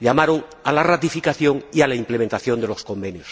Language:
Spanish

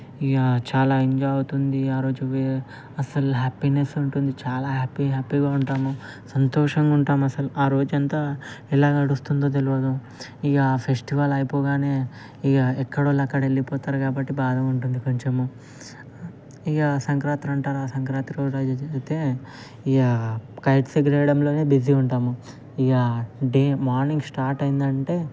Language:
Telugu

